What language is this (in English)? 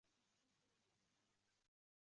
Uzbek